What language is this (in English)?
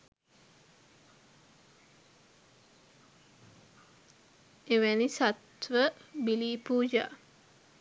Sinhala